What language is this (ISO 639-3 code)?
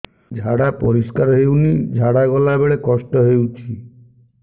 ori